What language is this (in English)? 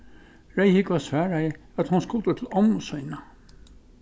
Faroese